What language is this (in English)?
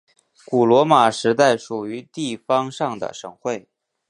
Chinese